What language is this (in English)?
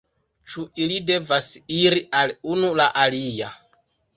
Esperanto